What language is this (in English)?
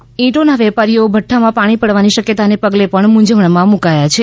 Gujarati